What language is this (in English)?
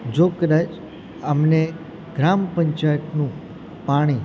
Gujarati